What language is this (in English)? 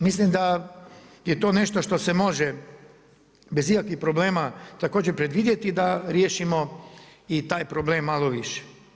Croatian